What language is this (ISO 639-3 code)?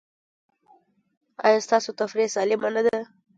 pus